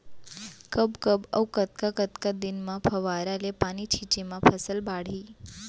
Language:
Chhattisgarhi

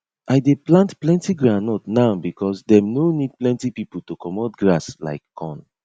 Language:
Nigerian Pidgin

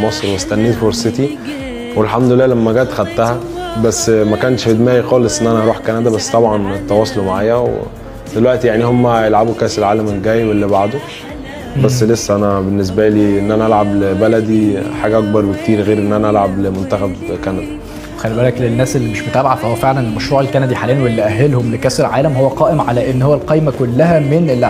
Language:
Arabic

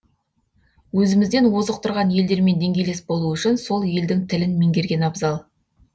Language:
Kazakh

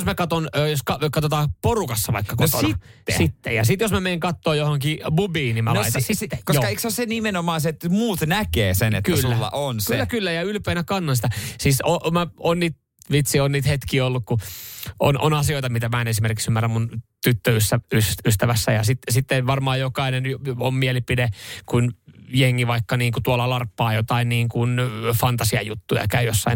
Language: Finnish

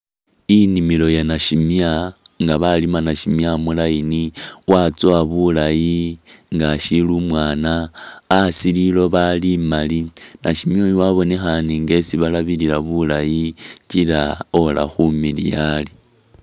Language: Masaaba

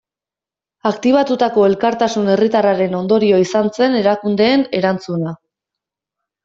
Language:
Basque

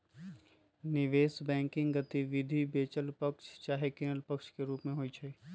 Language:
Magahi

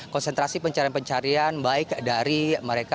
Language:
Indonesian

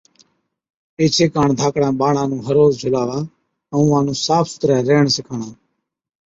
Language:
Od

